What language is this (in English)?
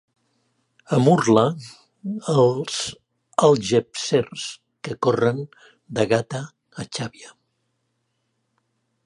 Catalan